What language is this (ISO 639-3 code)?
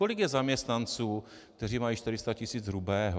ces